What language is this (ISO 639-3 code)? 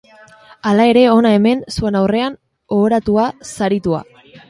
eus